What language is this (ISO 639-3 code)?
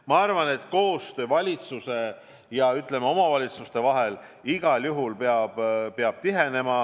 est